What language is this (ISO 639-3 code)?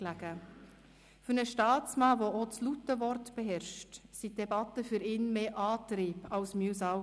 gsw